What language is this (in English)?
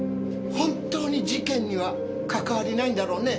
Japanese